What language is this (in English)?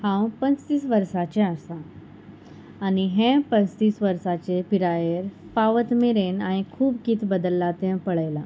Konkani